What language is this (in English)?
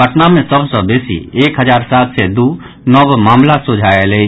Maithili